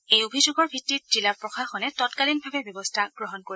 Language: Assamese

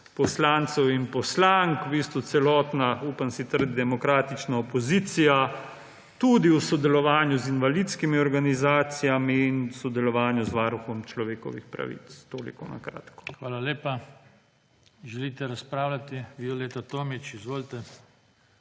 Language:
Slovenian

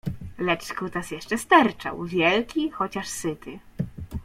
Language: Polish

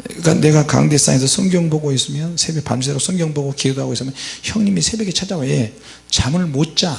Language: Korean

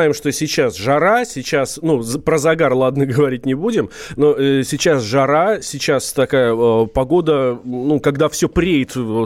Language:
Russian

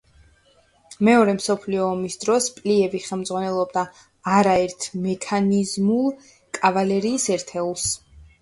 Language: Georgian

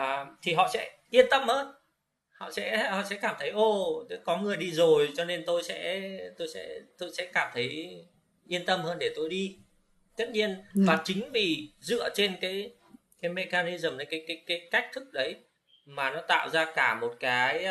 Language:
Vietnamese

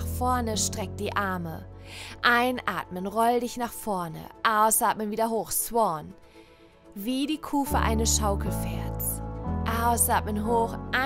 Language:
German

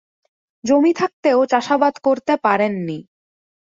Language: Bangla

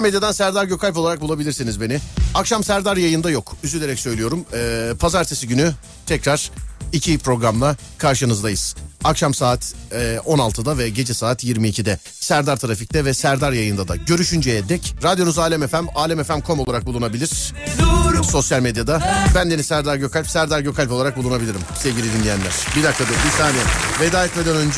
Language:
Turkish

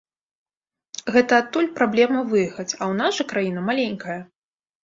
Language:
Belarusian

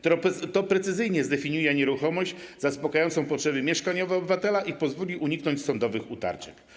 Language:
Polish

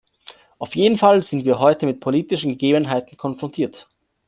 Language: German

